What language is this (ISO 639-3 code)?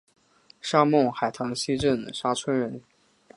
zho